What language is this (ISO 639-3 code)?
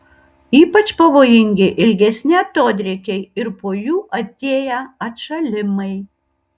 lit